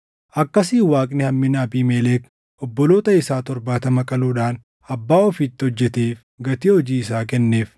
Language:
Oromo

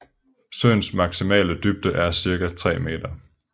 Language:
Danish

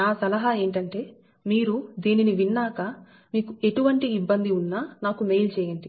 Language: Telugu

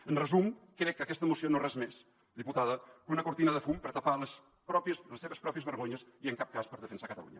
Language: Catalan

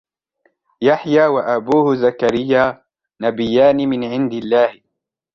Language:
Arabic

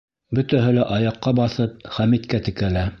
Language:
Bashkir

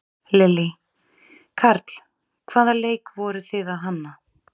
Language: Icelandic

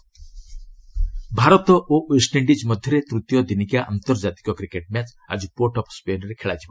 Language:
Odia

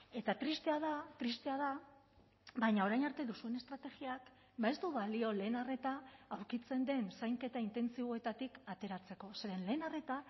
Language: Basque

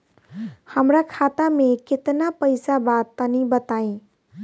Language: Bhojpuri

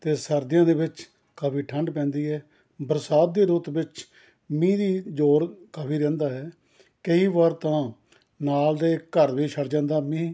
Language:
Punjabi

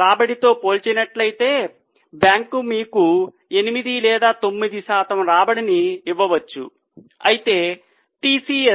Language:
Telugu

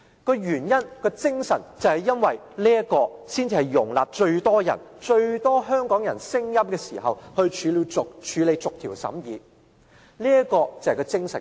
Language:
Cantonese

